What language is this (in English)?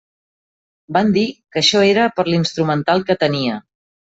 Catalan